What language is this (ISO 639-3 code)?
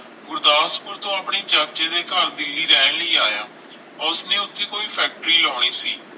pan